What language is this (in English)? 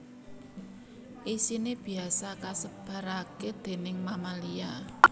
Javanese